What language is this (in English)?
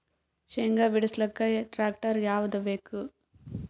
Kannada